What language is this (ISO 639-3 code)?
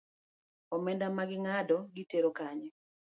luo